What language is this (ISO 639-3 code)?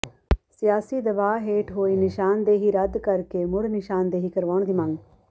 pan